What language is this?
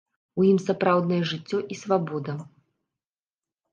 Belarusian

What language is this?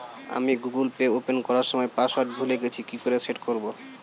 Bangla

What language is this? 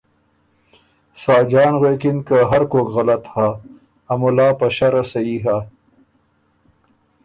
Ormuri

